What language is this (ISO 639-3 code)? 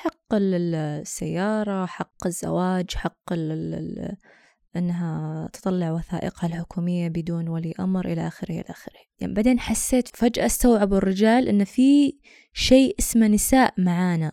ara